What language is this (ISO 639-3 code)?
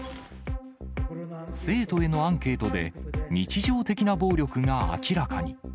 jpn